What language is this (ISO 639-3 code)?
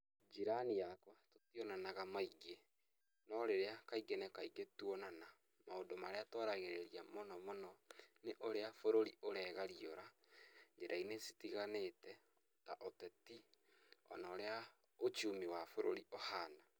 kik